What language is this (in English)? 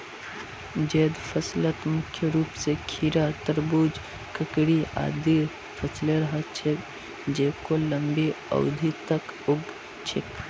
Magahi